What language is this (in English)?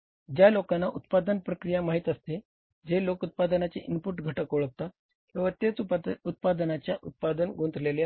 Marathi